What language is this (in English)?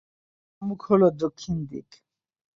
Bangla